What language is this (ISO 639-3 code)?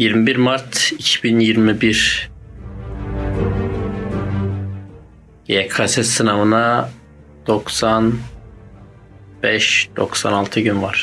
tur